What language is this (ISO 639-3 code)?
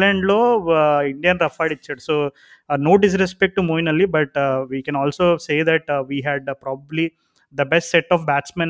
tel